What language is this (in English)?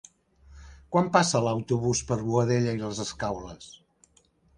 Catalan